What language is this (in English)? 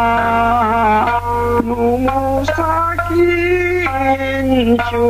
Thai